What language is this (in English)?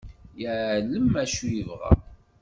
Kabyle